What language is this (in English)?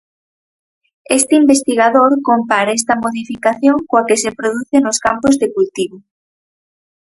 Galician